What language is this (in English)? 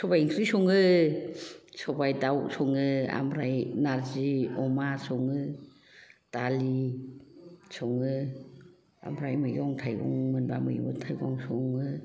Bodo